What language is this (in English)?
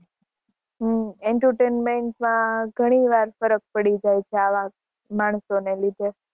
Gujarati